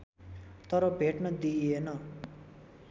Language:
Nepali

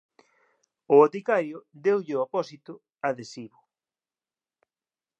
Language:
Galician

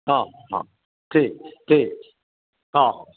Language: Maithili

